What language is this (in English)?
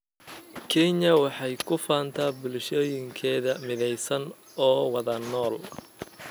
Somali